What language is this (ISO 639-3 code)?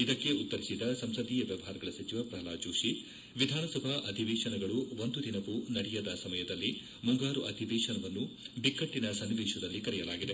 kan